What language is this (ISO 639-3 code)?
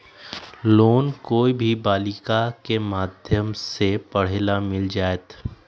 mag